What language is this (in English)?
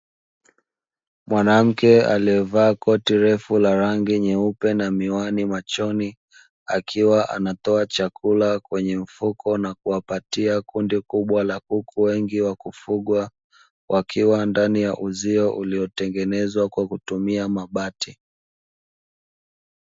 Swahili